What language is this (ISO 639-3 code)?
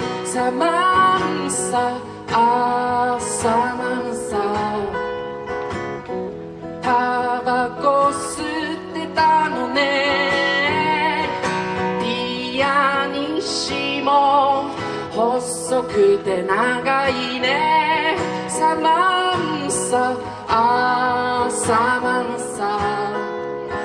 jpn